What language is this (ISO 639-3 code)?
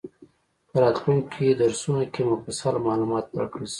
pus